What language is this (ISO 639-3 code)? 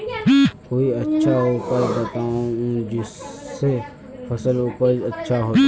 mag